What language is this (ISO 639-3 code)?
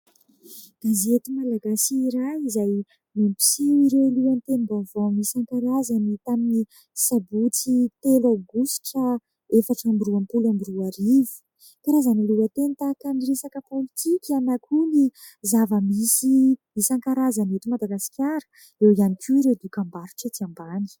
mlg